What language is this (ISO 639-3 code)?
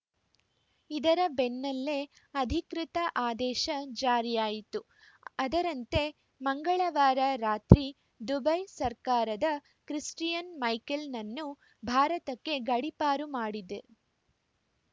kan